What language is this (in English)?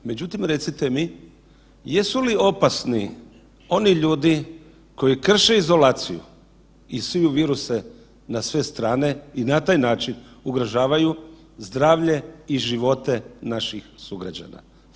Croatian